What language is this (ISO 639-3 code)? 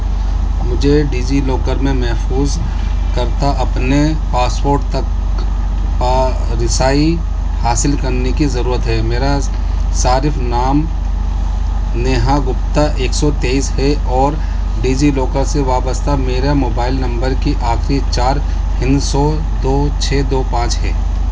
urd